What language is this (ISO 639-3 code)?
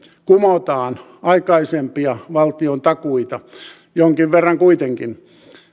fin